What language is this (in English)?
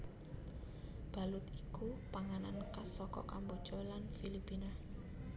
Javanese